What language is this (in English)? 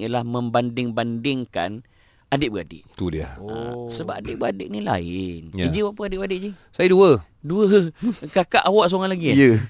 Malay